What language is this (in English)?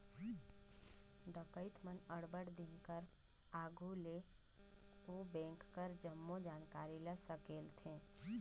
Chhattisgarhi